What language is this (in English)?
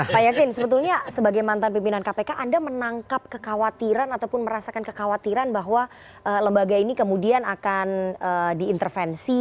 Indonesian